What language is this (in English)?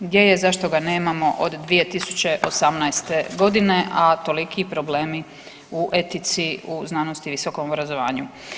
Croatian